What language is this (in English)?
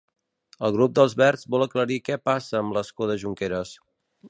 Catalan